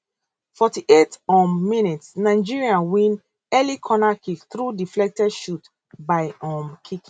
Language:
Nigerian Pidgin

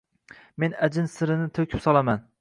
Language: Uzbek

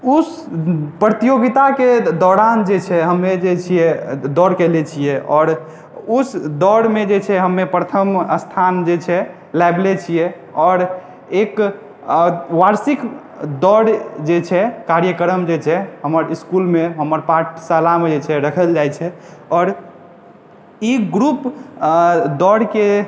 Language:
Maithili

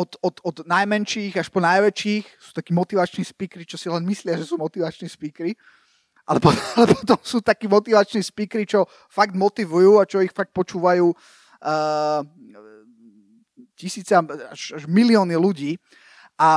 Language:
Slovak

